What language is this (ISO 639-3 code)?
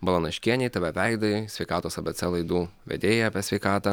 lit